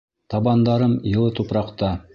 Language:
Bashkir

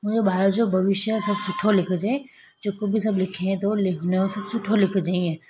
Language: Sindhi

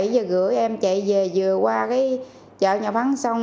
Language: Vietnamese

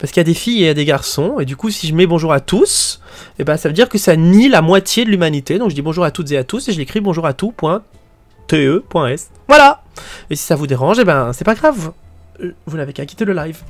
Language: French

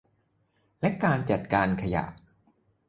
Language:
Thai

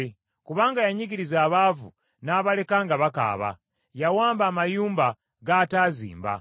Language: Ganda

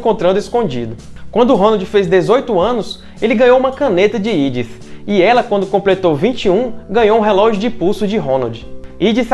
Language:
Portuguese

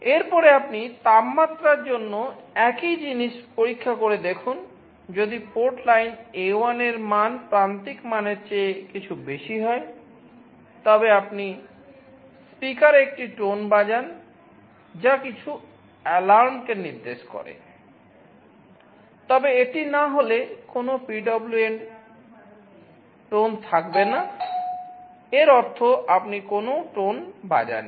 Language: Bangla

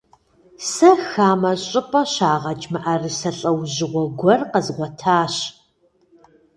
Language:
Kabardian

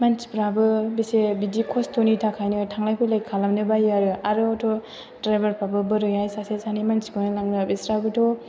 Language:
Bodo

